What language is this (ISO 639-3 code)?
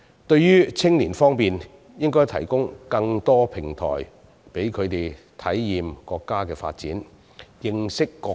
yue